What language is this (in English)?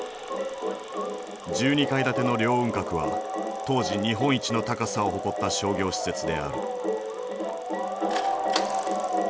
Japanese